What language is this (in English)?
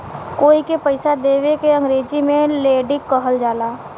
Bhojpuri